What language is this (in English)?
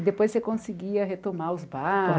Portuguese